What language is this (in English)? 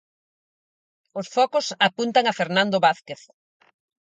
Galician